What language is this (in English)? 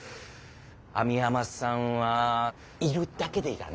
Japanese